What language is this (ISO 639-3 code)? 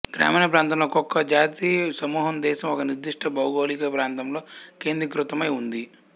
tel